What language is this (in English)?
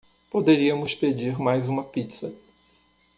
Portuguese